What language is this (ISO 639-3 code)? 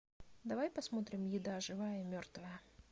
rus